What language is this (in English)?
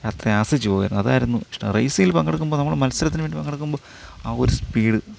Malayalam